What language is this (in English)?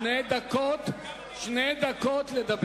Hebrew